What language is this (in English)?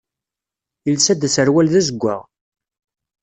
Kabyle